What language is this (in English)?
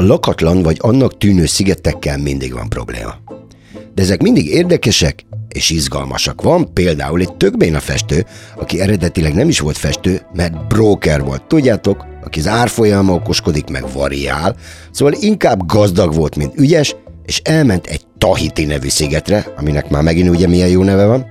Hungarian